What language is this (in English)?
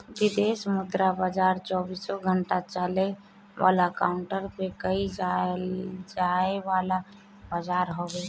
Bhojpuri